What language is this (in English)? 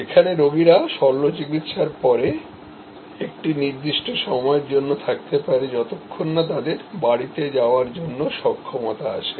Bangla